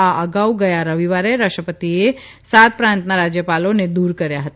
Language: Gujarati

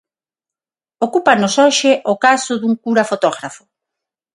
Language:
Galician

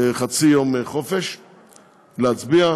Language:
Hebrew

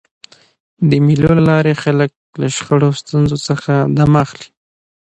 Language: Pashto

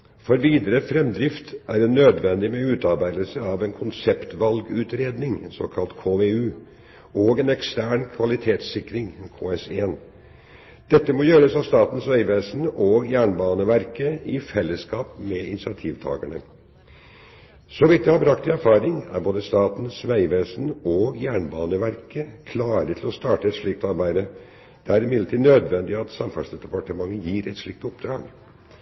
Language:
Norwegian Bokmål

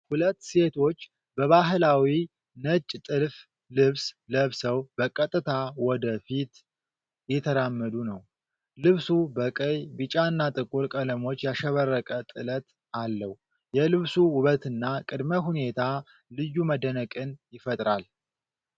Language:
Amharic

